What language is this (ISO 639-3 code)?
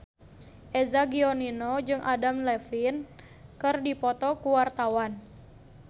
sun